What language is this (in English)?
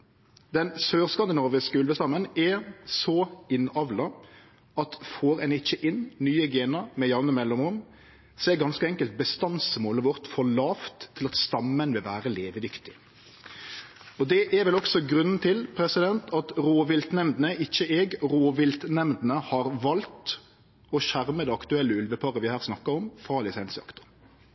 Norwegian Nynorsk